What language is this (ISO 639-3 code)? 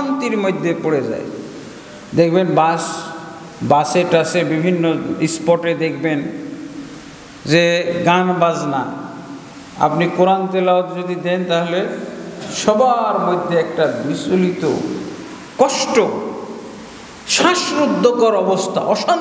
ara